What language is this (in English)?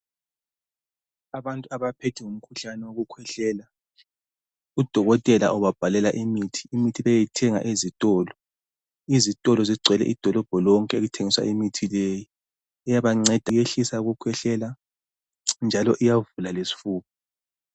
North Ndebele